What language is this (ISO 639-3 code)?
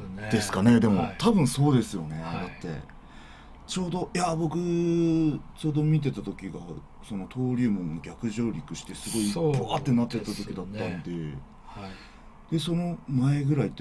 jpn